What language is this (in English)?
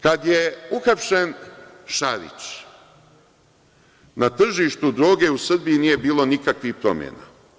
Serbian